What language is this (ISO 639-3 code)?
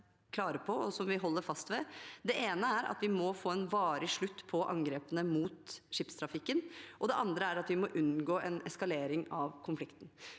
nor